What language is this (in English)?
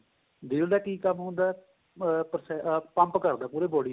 Punjabi